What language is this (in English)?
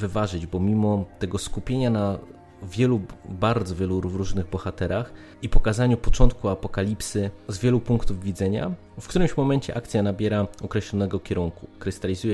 Polish